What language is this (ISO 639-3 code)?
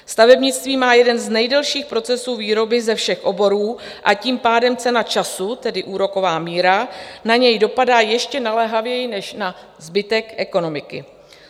ces